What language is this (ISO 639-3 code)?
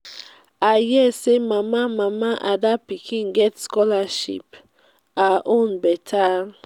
pcm